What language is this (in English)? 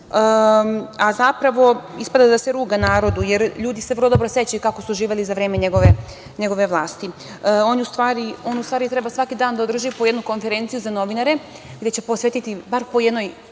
Serbian